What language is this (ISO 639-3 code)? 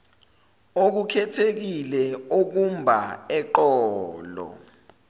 zul